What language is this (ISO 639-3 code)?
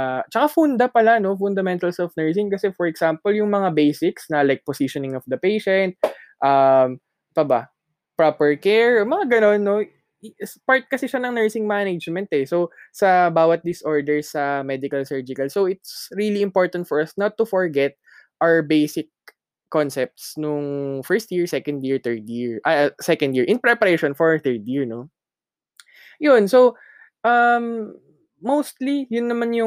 fil